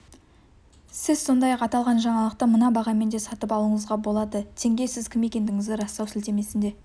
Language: Kazakh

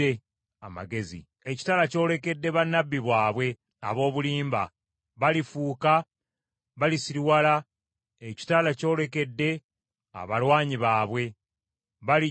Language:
Ganda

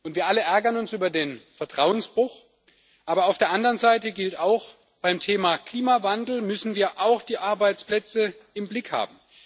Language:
German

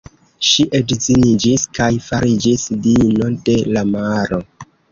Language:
Esperanto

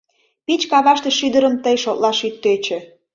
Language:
Mari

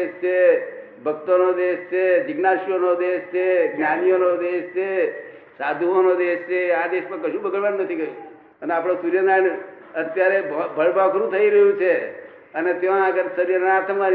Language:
Gujarati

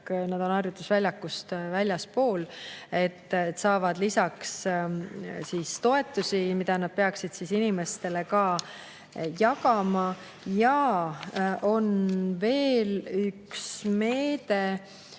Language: Estonian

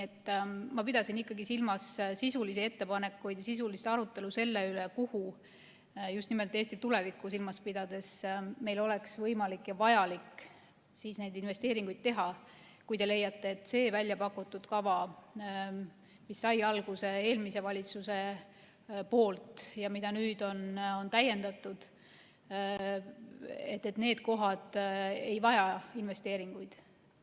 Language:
Estonian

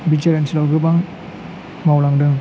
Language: Bodo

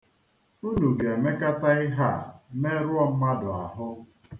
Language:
Igbo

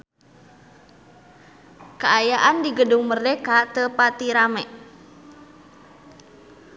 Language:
Sundanese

